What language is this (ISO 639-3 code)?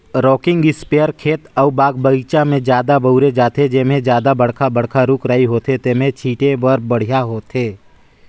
hne